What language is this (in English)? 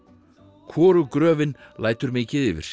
Icelandic